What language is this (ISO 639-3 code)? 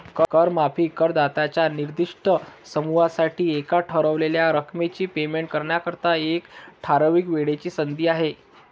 mar